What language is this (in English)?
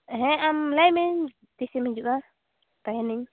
Santali